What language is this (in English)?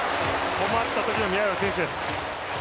Japanese